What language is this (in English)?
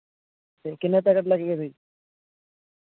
Punjabi